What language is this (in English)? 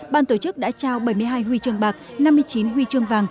Vietnamese